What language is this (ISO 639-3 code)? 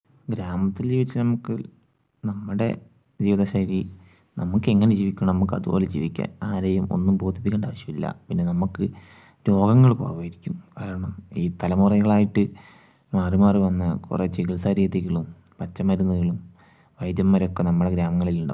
mal